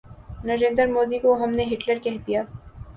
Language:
Urdu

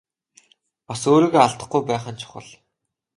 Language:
Mongolian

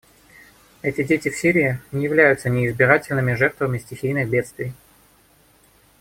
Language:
Russian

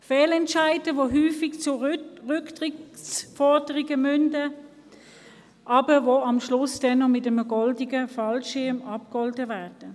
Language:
Swiss German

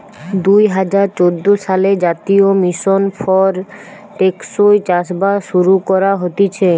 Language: Bangla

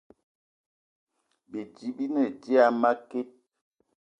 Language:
Eton (Cameroon)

